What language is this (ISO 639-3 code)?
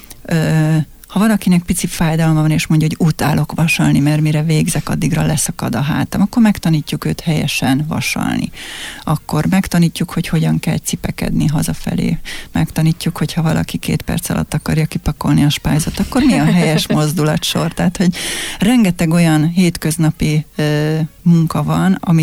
hun